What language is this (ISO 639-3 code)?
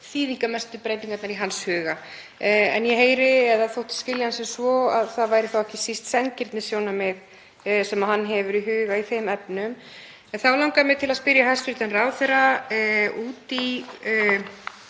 isl